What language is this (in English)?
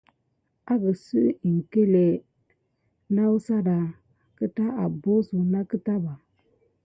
Gidar